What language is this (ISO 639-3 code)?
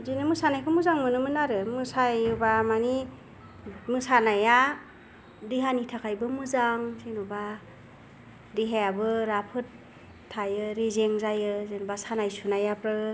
brx